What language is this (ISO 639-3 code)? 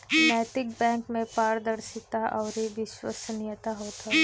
bho